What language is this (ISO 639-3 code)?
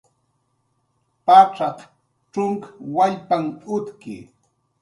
jqr